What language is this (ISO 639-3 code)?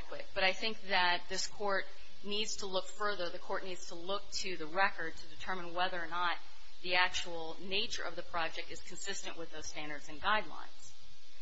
eng